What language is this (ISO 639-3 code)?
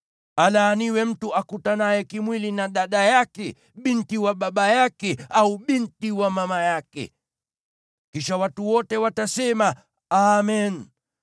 swa